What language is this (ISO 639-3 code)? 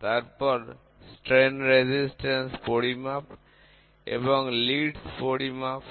ben